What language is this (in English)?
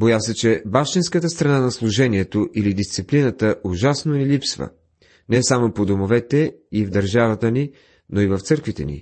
Bulgarian